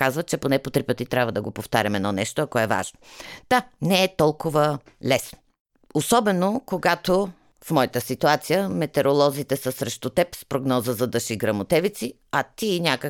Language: Bulgarian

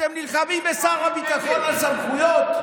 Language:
Hebrew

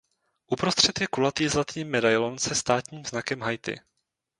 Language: Czech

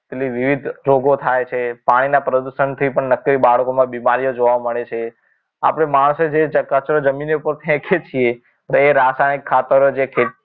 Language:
Gujarati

